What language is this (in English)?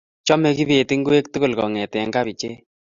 Kalenjin